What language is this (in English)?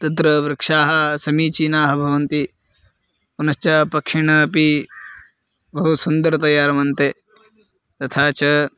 Sanskrit